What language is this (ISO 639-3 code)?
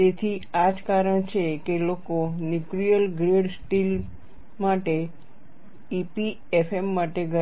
guj